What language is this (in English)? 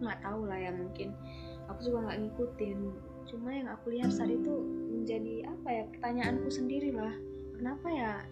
Indonesian